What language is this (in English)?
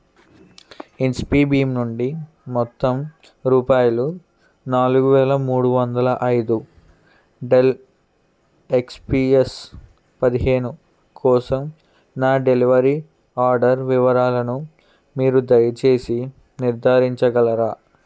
Telugu